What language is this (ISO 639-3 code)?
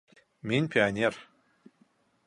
bak